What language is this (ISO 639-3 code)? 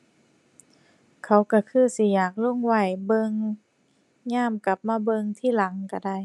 tha